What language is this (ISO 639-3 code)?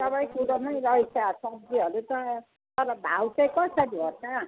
nep